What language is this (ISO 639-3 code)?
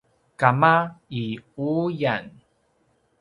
pwn